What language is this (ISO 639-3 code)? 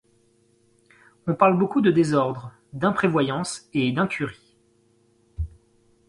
fra